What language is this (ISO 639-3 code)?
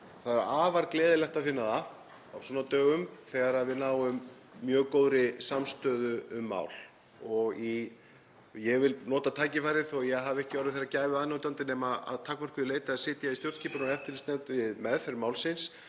isl